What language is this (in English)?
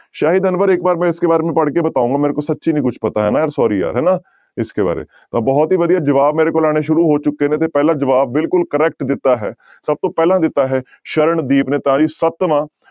Punjabi